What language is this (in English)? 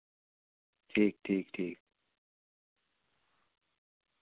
Dogri